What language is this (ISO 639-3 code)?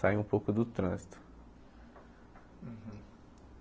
por